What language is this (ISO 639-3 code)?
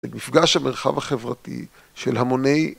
heb